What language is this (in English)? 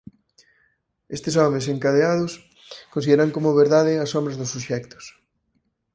Galician